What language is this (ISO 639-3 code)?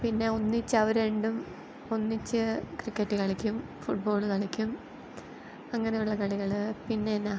mal